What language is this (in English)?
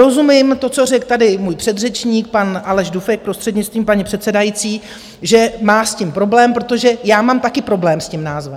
Czech